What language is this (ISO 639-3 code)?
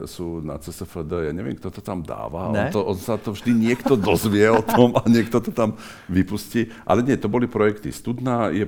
ces